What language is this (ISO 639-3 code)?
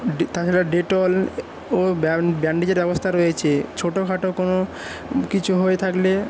ben